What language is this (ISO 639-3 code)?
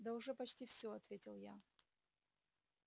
rus